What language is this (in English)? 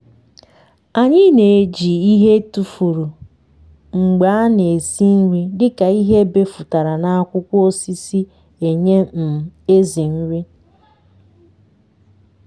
Igbo